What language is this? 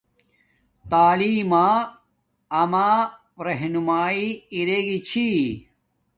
Domaaki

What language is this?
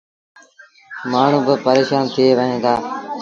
Sindhi Bhil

